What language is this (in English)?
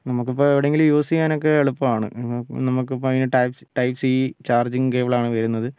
Malayalam